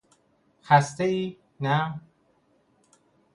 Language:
Persian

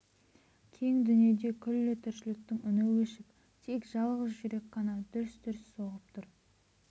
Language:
Kazakh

